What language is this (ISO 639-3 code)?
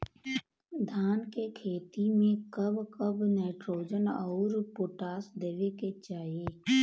bho